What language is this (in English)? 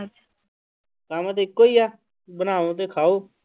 Punjabi